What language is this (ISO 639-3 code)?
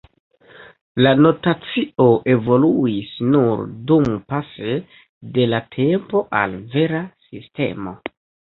epo